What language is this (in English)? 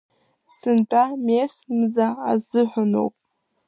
Abkhazian